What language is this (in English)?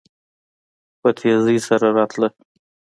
Pashto